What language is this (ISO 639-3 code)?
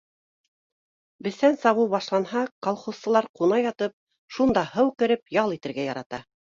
bak